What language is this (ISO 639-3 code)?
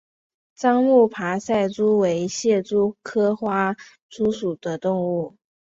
zho